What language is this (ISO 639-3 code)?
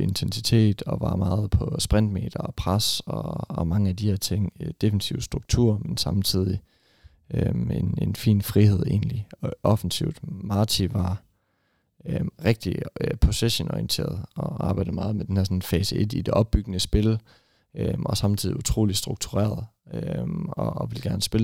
dan